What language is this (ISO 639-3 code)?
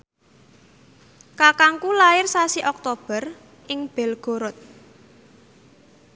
jav